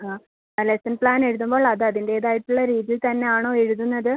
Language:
Malayalam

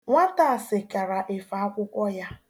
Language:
Igbo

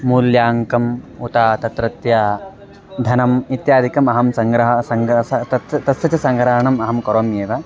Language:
Sanskrit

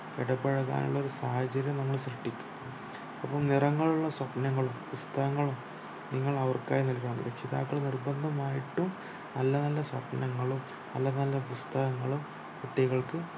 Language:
Malayalam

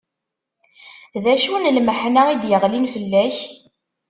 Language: Kabyle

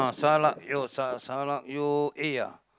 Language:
English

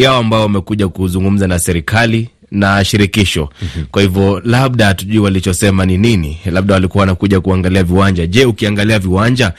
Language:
Swahili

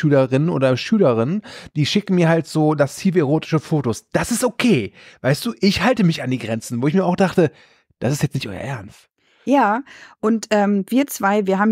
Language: German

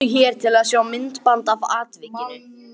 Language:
Icelandic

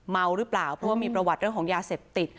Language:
Thai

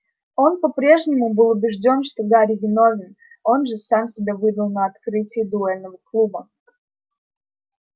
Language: Russian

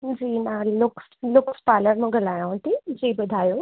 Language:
Sindhi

